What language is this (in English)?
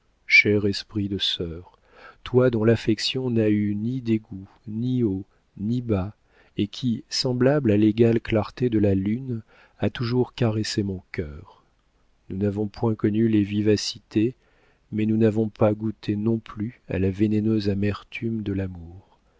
French